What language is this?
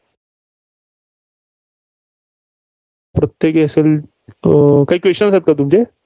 Marathi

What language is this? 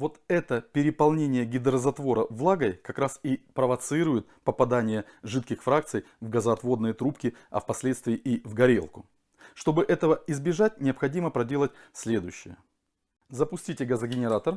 Russian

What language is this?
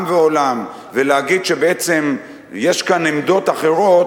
Hebrew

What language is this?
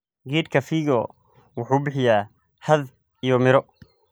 Somali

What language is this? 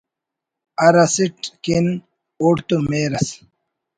Brahui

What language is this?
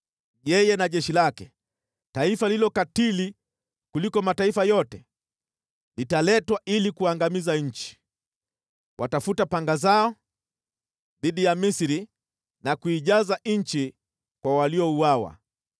Swahili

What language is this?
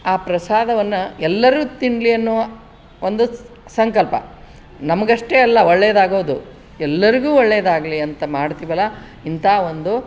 Kannada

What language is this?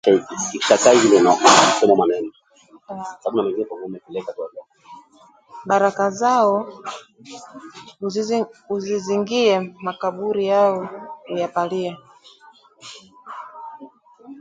Swahili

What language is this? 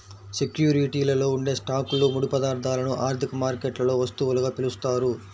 Telugu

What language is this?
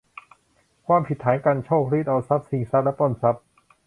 Thai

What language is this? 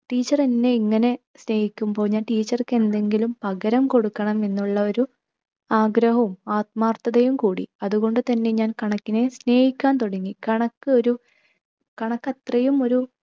Malayalam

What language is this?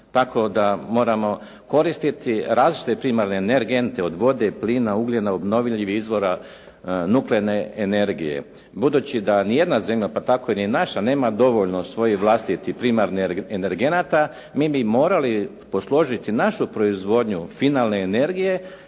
Croatian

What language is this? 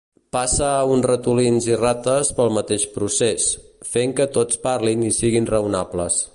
Catalan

